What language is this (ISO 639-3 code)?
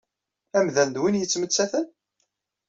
kab